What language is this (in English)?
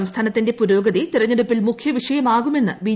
Malayalam